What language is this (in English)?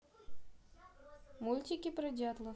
Russian